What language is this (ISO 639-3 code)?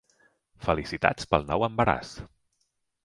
cat